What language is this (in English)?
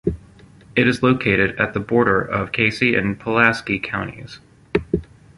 English